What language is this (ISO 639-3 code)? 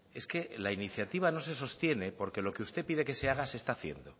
spa